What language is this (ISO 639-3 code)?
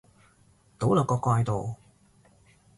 yue